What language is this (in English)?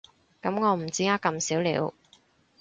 Cantonese